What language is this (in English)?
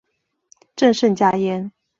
Chinese